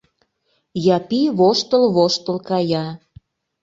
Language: Mari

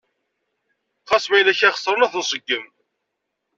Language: Kabyle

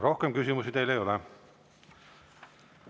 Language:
Estonian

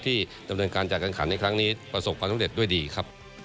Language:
Thai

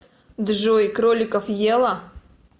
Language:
Russian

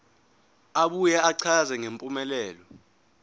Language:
Zulu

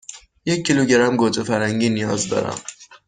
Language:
Persian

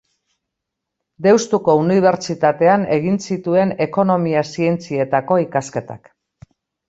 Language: Basque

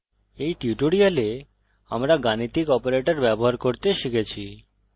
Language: Bangla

